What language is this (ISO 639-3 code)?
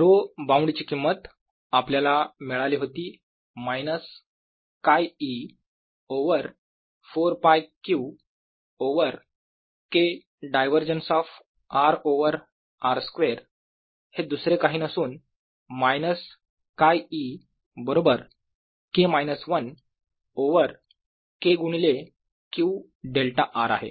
mar